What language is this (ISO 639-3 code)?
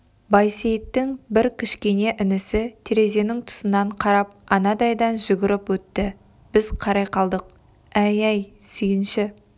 kaz